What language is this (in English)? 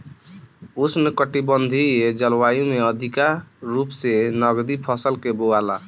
Bhojpuri